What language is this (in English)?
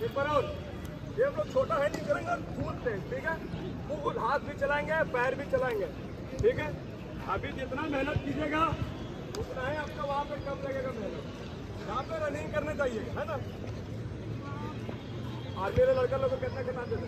Hindi